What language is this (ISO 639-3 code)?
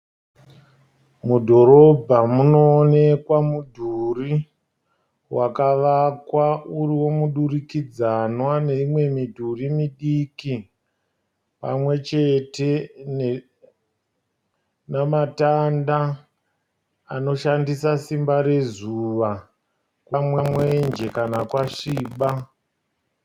sna